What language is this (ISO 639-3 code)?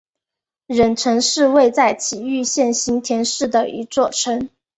zho